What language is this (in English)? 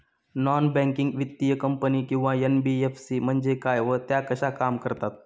Marathi